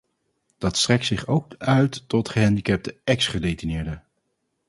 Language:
Dutch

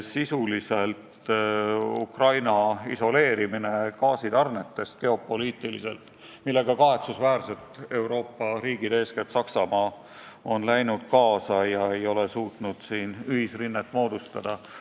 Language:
Estonian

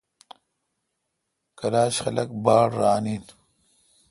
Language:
Kalkoti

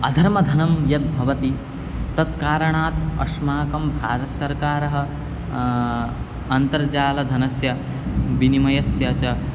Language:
Sanskrit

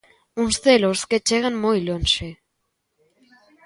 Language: Galician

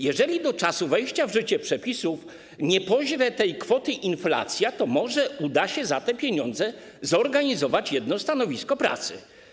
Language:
Polish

